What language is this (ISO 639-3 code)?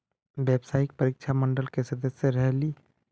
mag